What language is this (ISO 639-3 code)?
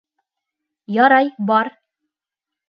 bak